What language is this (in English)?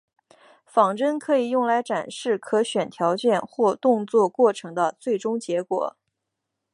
Chinese